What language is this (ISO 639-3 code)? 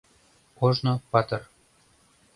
chm